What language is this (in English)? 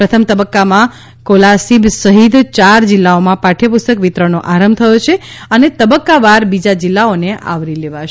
Gujarati